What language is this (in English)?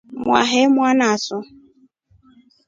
Rombo